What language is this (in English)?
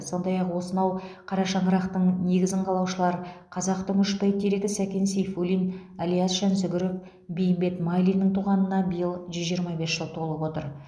Kazakh